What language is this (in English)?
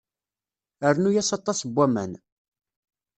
Kabyle